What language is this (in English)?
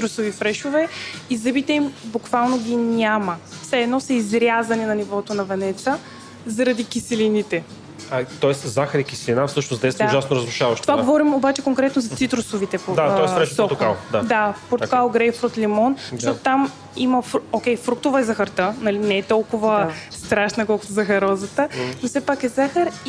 Bulgarian